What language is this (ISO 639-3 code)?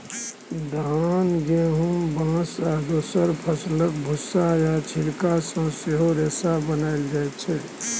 mai